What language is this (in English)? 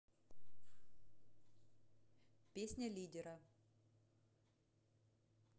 Russian